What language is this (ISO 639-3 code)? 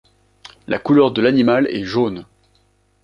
fra